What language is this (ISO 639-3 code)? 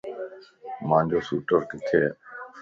lss